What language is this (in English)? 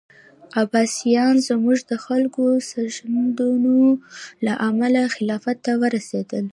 Pashto